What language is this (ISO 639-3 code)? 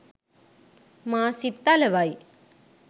sin